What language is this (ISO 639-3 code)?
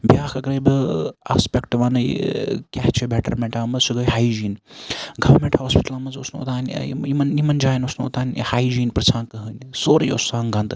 kas